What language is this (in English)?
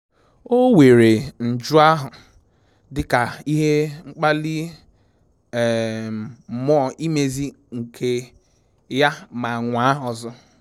Igbo